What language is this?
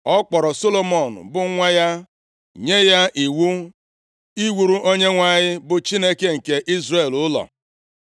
Igbo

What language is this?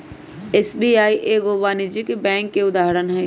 Magahi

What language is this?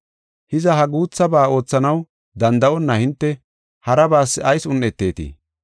Gofa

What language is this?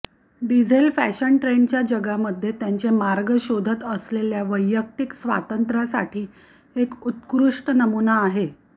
Marathi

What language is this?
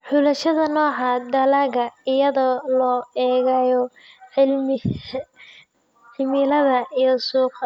Somali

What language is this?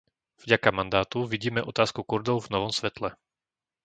Slovak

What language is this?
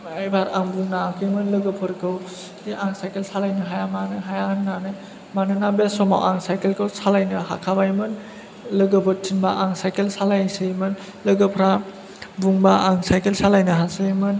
Bodo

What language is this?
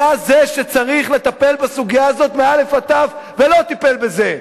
Hebrew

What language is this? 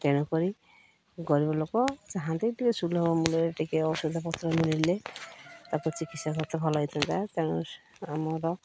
Odia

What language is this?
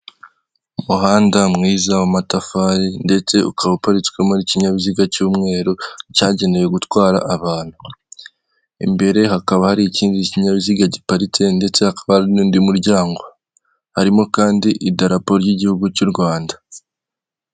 Kinyarwanda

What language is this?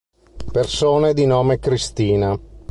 Italian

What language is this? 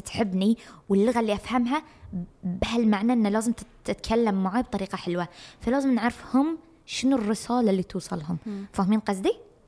Arabic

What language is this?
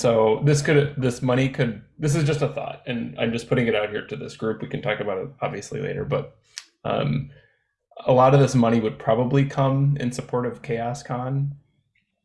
English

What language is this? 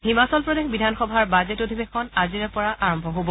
Assamese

